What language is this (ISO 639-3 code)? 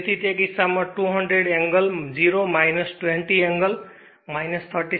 guj